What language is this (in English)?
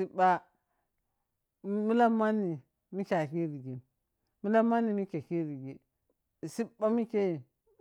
Piya-Kwonci